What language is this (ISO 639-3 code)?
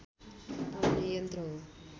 nep